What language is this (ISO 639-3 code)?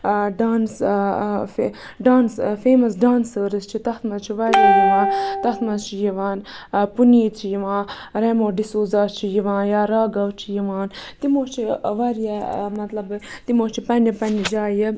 kas